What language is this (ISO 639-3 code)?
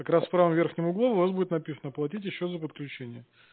rus